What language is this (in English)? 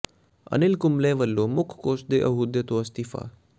Punjabi